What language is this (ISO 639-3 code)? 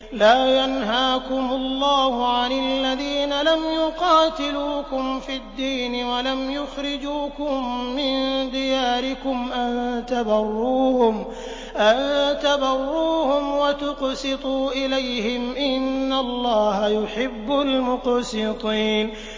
ara